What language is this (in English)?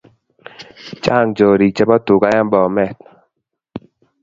Kalenjin